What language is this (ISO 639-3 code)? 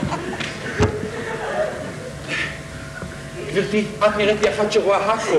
heb